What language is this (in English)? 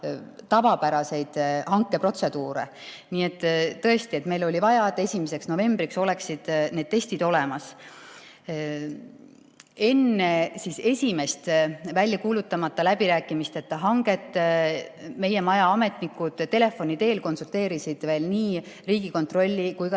Estonian